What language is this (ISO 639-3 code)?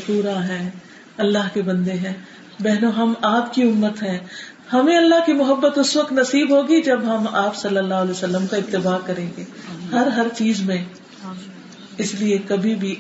urd